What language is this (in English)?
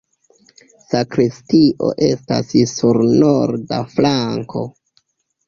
Esperanto